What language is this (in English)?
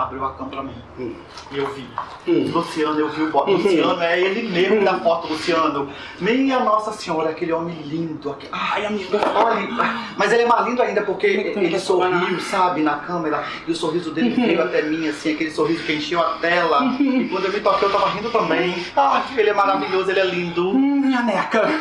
Portuguese